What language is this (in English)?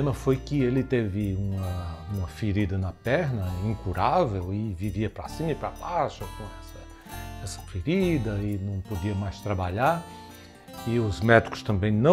Portuguese